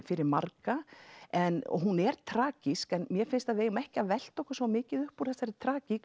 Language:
Icelandic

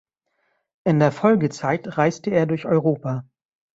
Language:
German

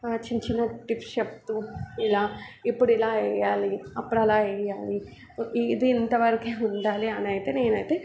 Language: Telugu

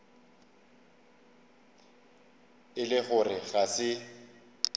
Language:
Northern Sotho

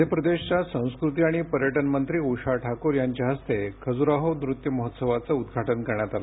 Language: Marathi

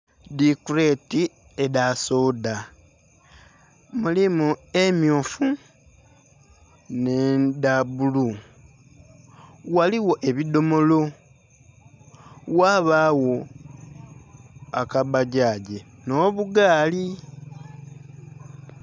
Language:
Soga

